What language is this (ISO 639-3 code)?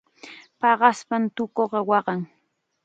qxa